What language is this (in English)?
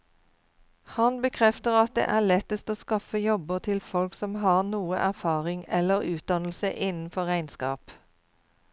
Norwegian